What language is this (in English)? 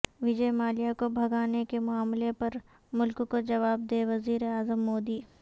Urdu